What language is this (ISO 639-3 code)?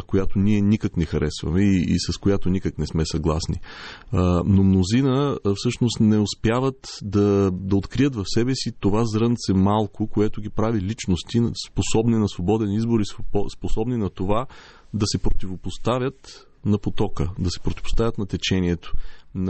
bul